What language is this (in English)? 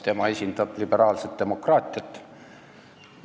Estonian